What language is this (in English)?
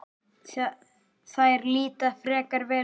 Icelandic